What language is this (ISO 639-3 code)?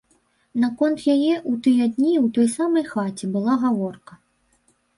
bel